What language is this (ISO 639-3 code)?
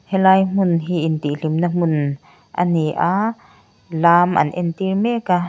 lus